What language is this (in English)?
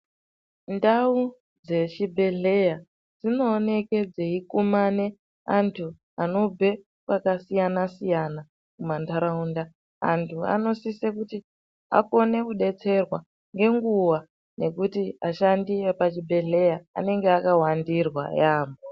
Ndau